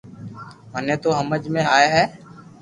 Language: Loarki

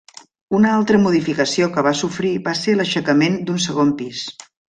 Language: Catalan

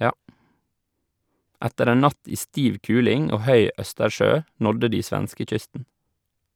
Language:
Norwegian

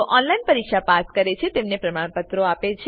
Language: Gujarati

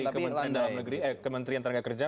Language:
Indonesian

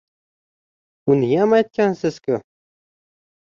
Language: Uzbek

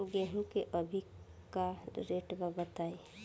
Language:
Bhojpuri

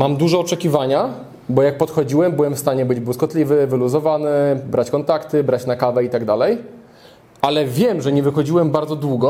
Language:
Polish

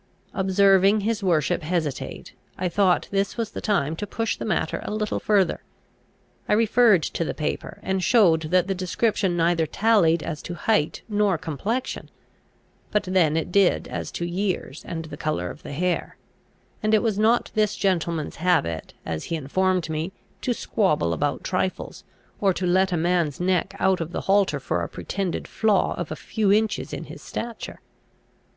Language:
English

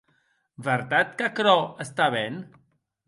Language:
Occitan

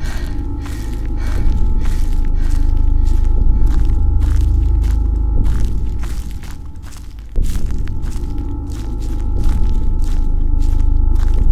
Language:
Hungarian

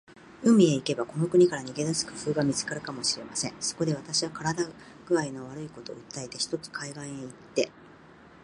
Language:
Japanese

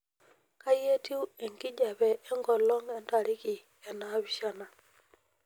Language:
Masai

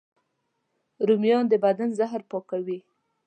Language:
Pashto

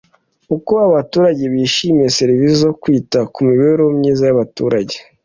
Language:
Kinyarwanda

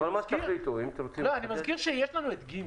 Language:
Hebrew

